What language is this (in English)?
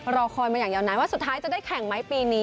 Thai